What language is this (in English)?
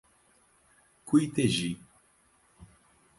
Portuguese